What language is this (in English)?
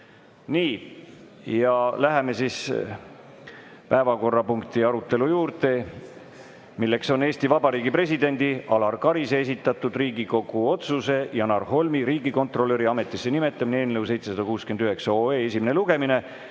Estonian